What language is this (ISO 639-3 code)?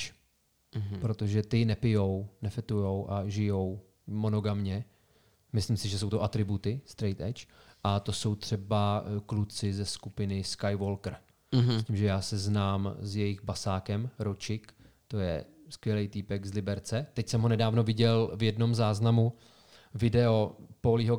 ces